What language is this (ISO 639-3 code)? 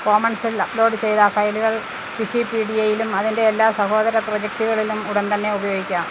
mal